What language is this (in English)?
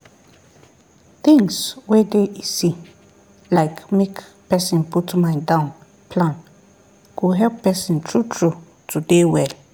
Nigerian Pidgin